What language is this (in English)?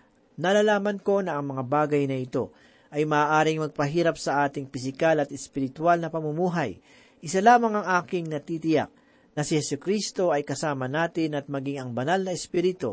Filipino